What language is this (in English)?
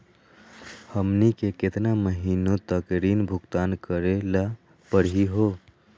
Magahi